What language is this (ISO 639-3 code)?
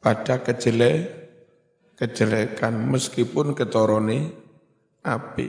ind